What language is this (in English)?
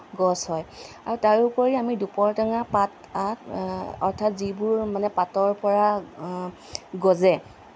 Assamese